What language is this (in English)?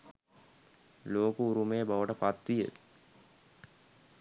Sinhala